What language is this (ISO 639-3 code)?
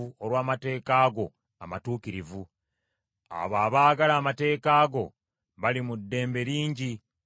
lug